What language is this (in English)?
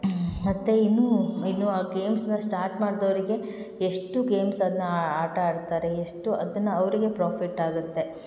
Kannada